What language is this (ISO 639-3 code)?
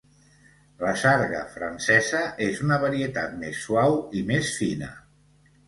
cat